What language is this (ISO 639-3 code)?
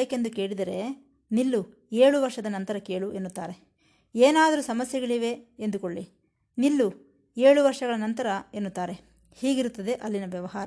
kan